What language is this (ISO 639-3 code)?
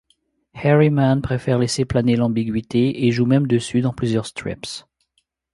fra